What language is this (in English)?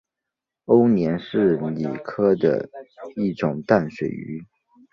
Chinese